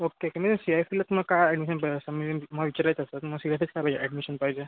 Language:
Marathi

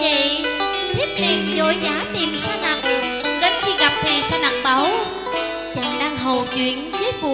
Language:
Vietnamese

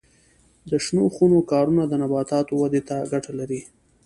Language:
Pashto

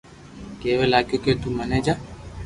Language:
Loarki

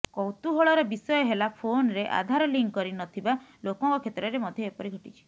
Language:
Odia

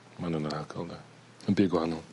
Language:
Welsh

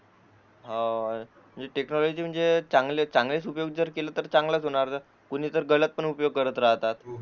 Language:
Marathi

